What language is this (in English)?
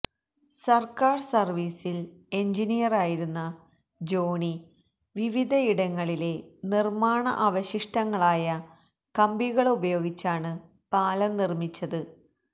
Malayalam